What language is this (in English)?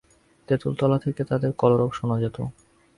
Bangla